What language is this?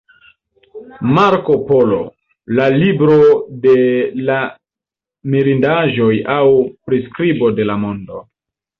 Esperanto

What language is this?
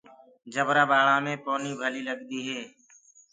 Gurgula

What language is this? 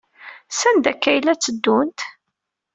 Kabyle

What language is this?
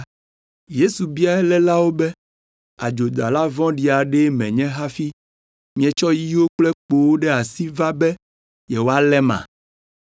Ewe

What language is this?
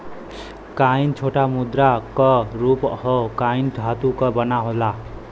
Bhojpuri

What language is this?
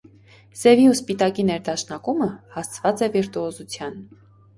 Armenian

